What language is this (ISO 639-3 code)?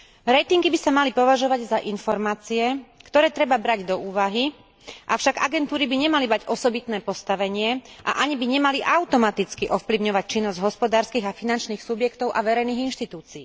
slk